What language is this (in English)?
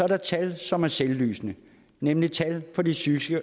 Danish